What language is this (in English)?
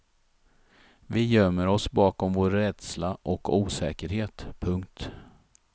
Swedish